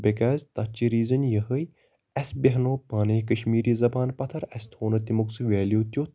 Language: Kashmiri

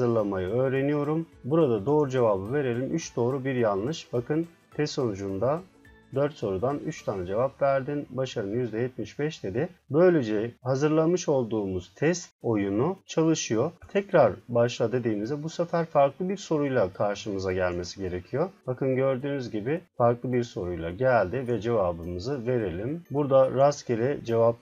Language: Turkish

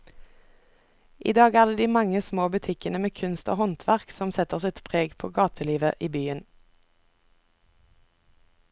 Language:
Norwegian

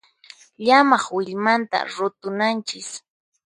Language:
Puno Quechua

